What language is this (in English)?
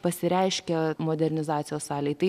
Lithuanian